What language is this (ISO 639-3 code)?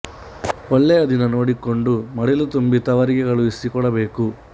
kan